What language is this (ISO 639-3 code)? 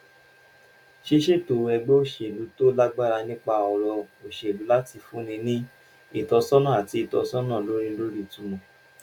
yor